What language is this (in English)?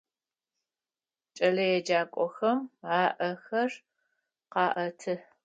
Adyghe